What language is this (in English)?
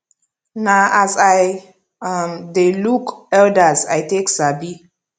Nigerian Pidgin